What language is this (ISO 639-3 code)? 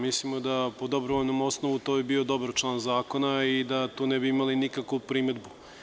srp